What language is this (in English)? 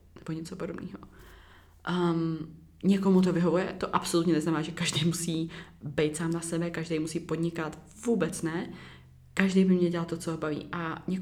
Czech